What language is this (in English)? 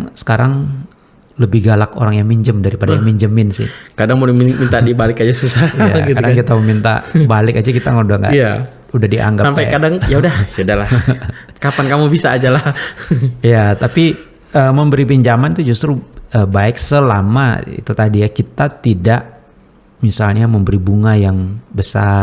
Indonesian